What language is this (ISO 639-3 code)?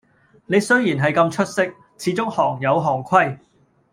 yue